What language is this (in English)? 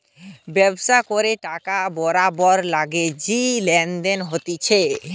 Bangla